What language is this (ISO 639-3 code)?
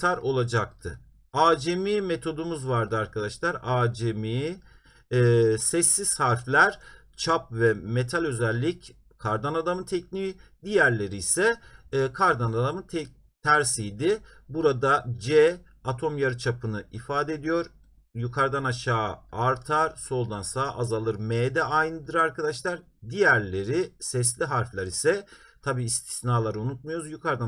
tur